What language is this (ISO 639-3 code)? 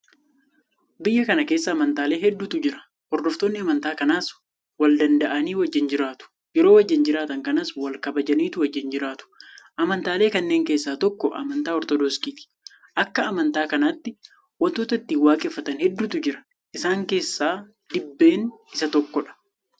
orm